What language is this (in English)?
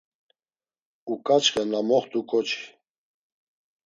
Laz